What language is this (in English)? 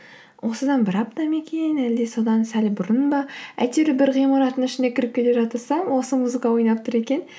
Kazakh